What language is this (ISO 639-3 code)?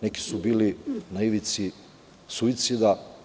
srp